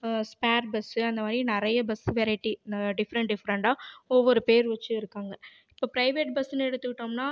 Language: Tamil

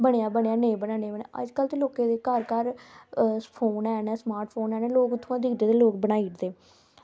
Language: Dogri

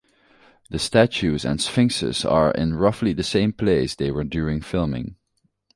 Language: English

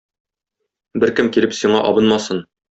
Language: Tatar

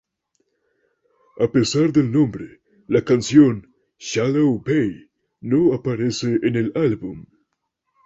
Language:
Spanish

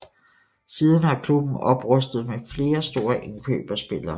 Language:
Danish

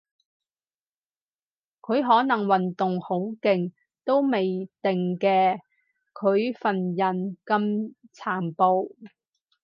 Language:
Cantonese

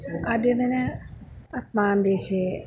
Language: Sanskrit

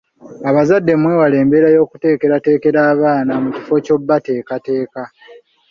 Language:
Ganda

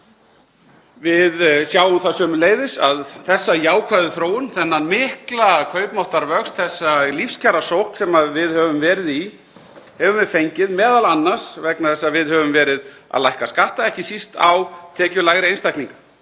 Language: Icelandic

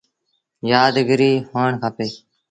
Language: Sindhi Bhil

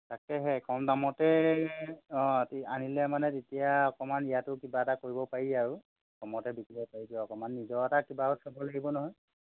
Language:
Assamese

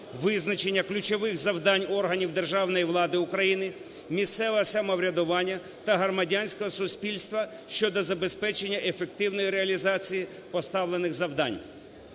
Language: Ukrainian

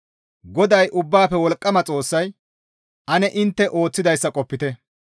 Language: Gamo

